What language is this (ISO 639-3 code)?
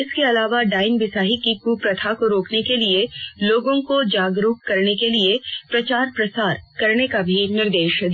hin